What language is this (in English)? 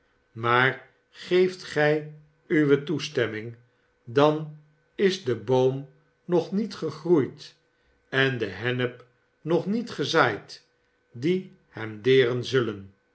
Dutch